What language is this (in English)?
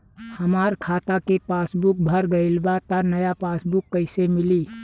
Bhojpuri